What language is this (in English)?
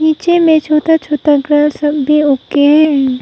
Hindi